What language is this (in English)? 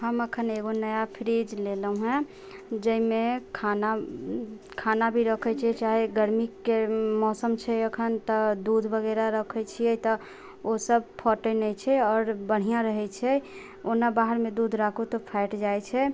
Maithili